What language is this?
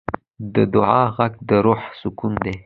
Pashto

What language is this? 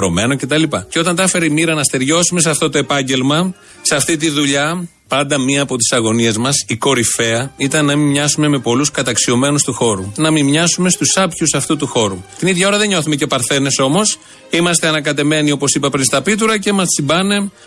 Greek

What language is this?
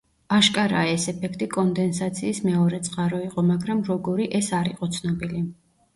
Georgian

